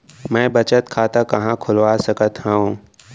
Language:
Chhattisgarhi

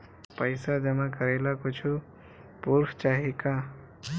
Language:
Bhojpuri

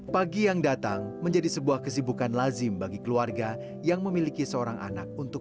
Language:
Indonesian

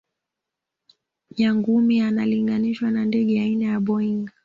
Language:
Swahili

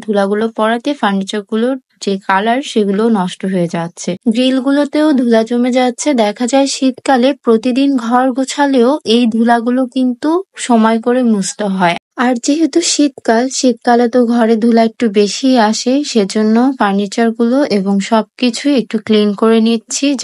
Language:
Turkish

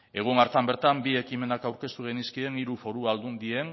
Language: Basque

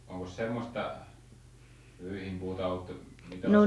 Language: Finnish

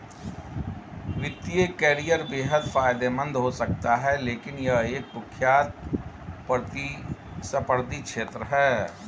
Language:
Hindi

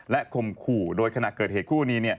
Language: Thai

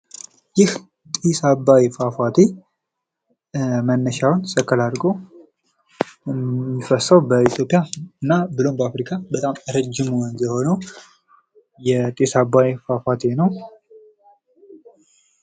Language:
Amharic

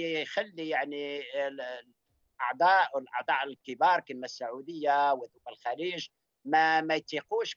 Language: Arabic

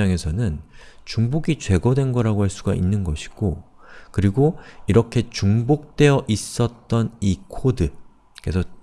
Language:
Korean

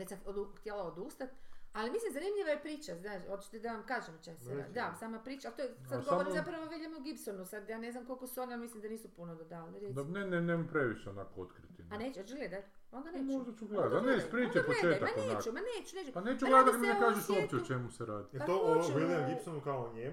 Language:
Croatian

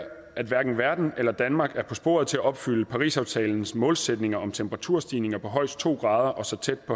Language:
Danish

